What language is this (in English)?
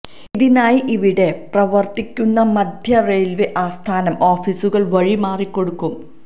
Malayalam